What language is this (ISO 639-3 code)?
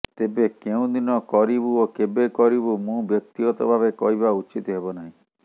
ori